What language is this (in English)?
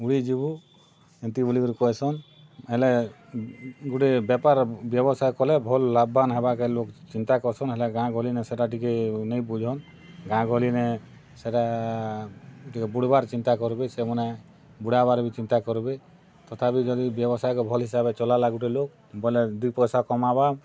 Odia